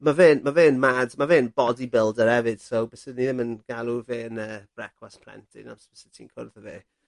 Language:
Welsh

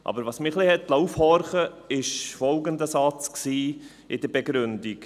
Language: Swiss German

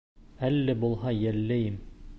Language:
Bashkir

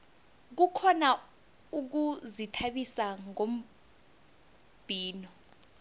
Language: South Ndebele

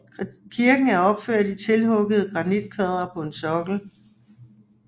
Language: Danish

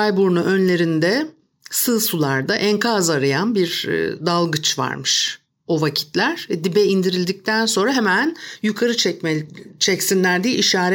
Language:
Turkish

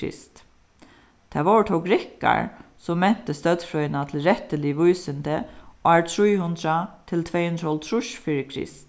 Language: Faroese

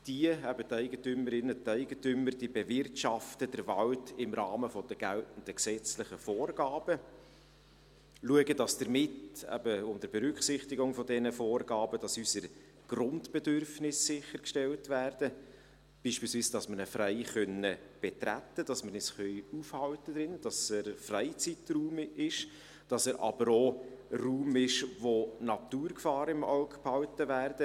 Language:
Swiss German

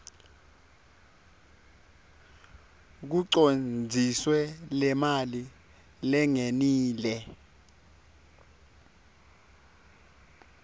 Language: Swati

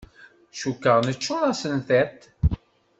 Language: Kabyle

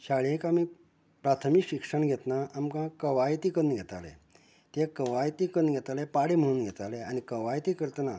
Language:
Konkani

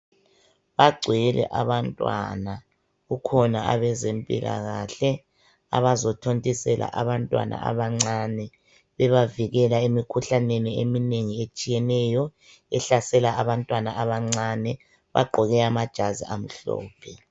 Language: North Ndebele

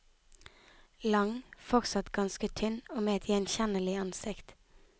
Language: Norwegian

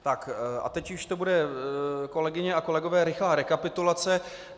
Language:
Czech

